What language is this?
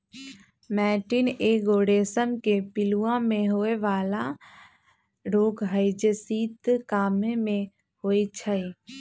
Magahi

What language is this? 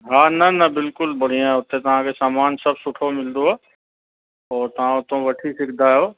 Sindhi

